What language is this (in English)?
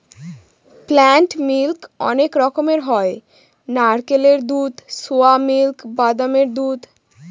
Bangla